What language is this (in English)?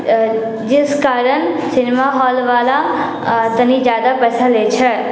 Maithili